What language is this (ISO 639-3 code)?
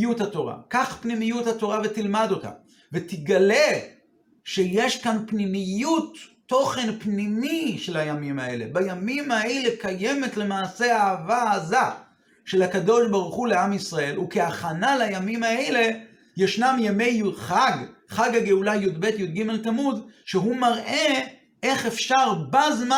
heb